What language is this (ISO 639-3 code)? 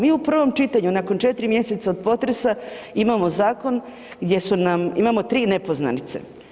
hrv